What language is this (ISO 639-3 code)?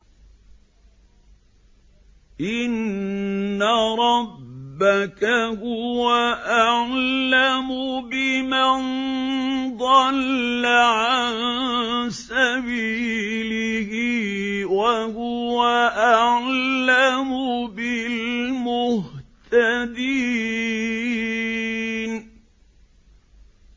ara